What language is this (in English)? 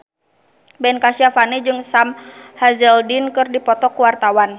Sundanese